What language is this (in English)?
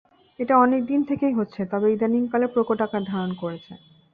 Bangla